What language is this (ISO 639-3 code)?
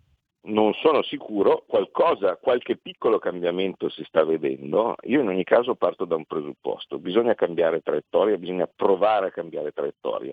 ita